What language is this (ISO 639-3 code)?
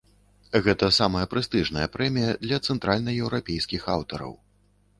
bel